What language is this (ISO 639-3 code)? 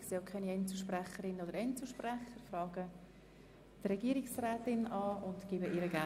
gsw